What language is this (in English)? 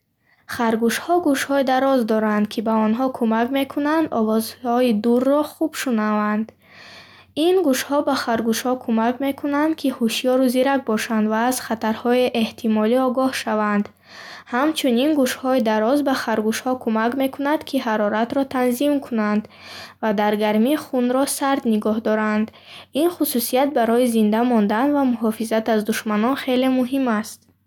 Bukharic